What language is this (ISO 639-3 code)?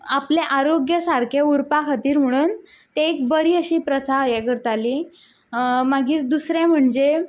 kok